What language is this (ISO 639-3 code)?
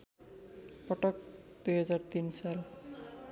nep